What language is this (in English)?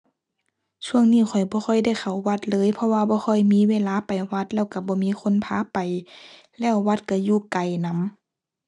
Thai